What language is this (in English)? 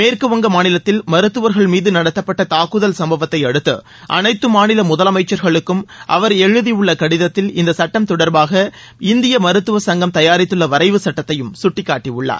Tamil